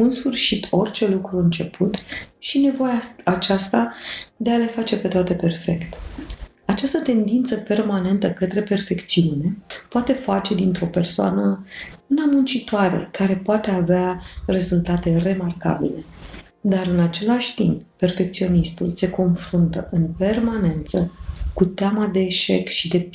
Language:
Romanian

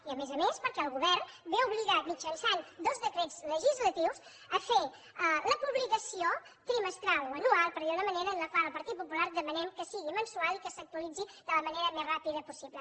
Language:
Catalan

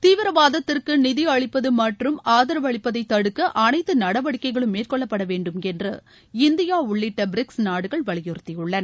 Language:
Tamil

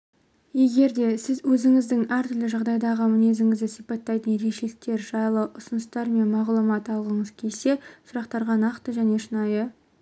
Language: Kazakh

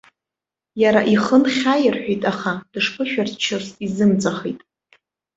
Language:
Abkhazian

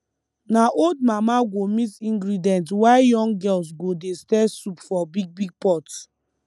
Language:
Nigerian Pidgin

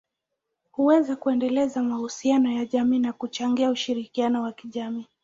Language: Swahili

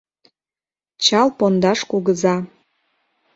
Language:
Mari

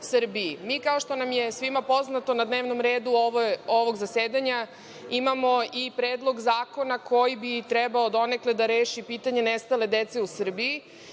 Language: Serbian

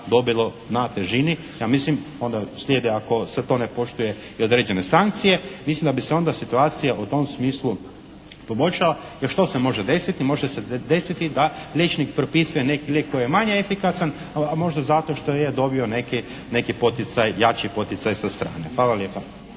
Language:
Croatian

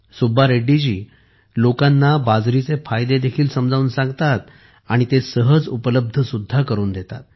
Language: Marathi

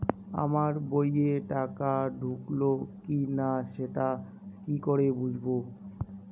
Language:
Bangla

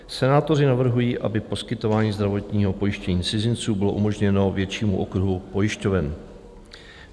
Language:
Czech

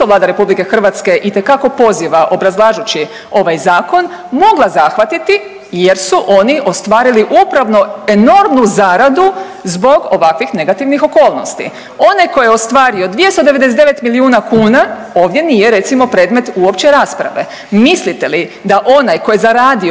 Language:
Croatian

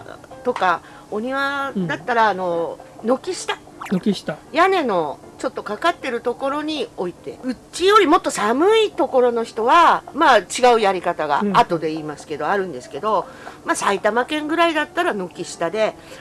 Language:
Japanese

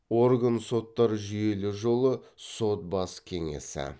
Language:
Kazakh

